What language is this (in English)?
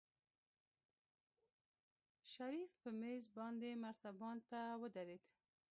Pashto